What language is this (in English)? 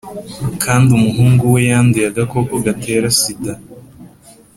Kinyarwanda